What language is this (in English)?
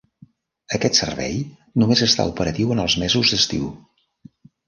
Catalan